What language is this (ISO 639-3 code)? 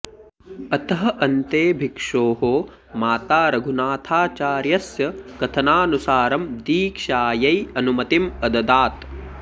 san